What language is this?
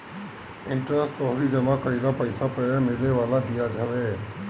Bhojpuri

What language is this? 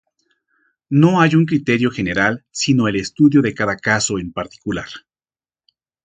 Spanish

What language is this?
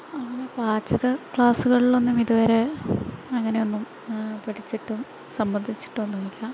Malayalam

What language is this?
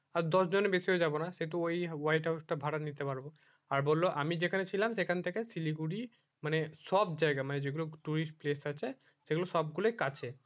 Bangla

